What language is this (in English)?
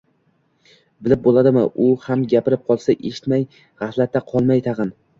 Uzbek